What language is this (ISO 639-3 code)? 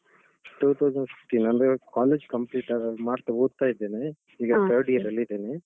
kan